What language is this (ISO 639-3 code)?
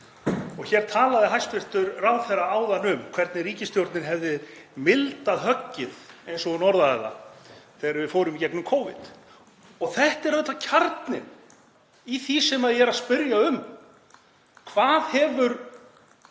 isl